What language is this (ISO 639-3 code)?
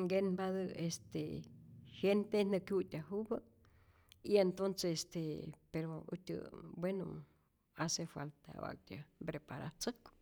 zor